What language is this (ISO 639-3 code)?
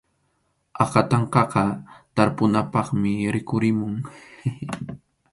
qxu